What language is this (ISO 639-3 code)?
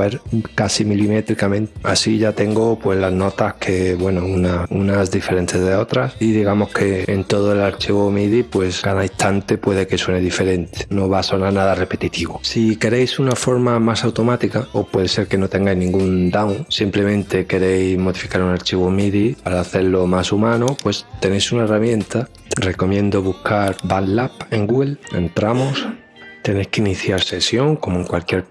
spa